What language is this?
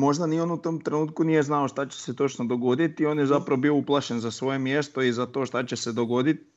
Croatian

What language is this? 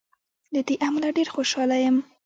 Pashto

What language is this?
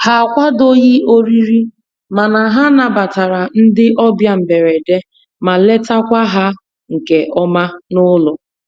Igbo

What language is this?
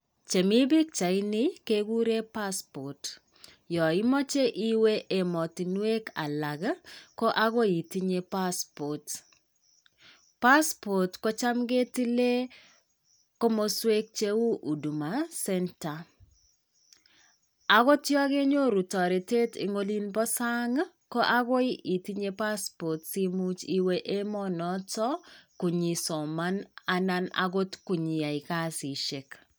Kalenjin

